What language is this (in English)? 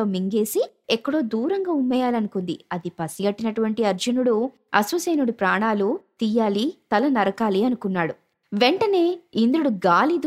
Telugu